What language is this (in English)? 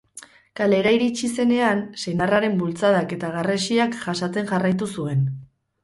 Basque